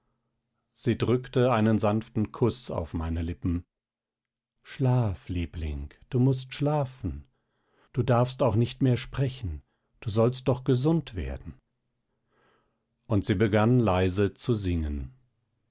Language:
German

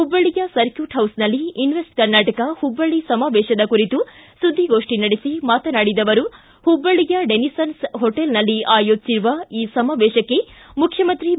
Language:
Kannada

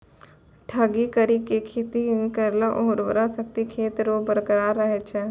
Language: Maithili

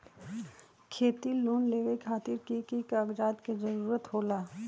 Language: Magahi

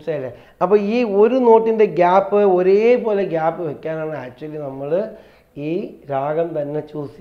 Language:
Hindi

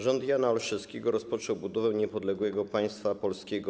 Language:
Polish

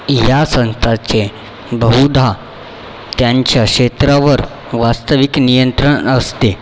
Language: Marathi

